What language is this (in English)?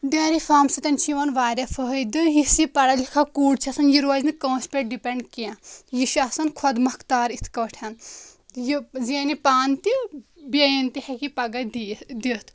Kashmiri